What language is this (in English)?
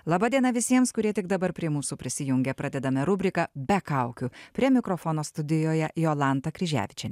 Lithuanian